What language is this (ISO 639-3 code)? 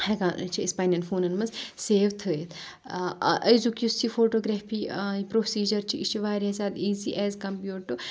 kas